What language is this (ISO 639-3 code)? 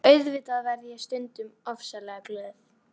isl